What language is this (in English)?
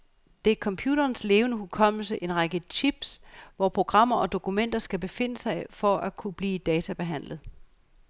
Danish